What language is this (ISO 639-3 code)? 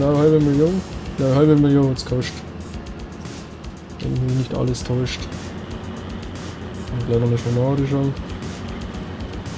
deu